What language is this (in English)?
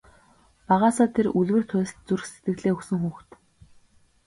Mongolian